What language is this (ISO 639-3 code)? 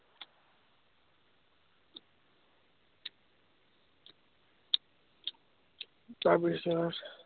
asm